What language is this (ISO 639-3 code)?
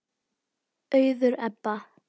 isl